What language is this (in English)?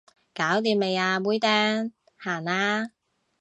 Cantonese